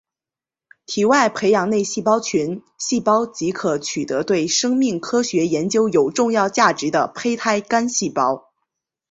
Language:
Chinese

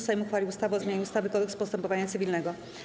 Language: Polish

